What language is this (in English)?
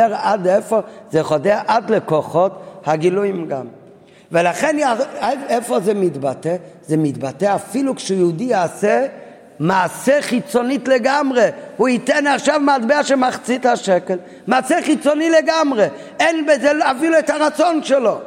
Hebrew